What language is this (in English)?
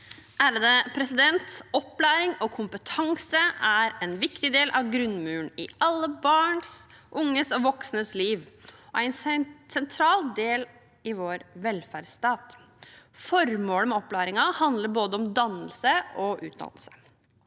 Norwegian